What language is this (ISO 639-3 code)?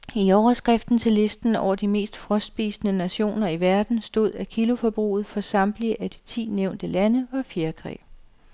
dan